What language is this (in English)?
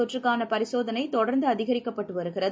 Tamil